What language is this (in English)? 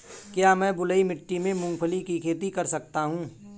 Hindi